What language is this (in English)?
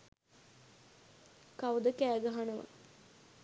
Sinhala